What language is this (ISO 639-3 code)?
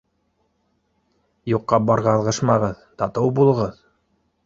bak